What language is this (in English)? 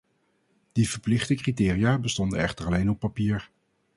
Dutch